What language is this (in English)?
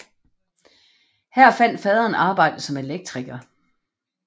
Danish